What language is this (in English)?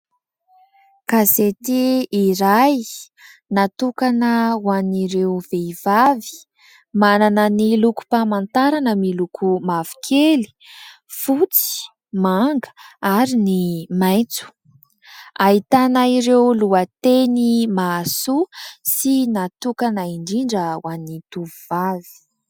Malagasy